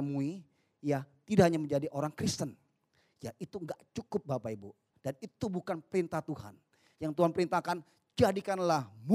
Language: Indonesian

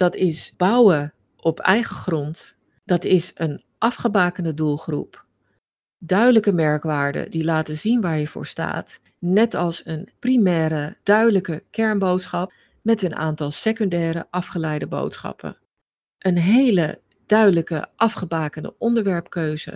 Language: Dutch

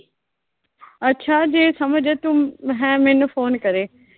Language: Punjabi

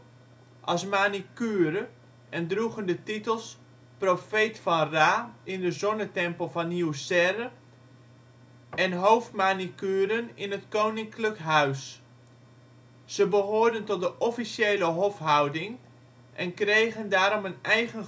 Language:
Dutch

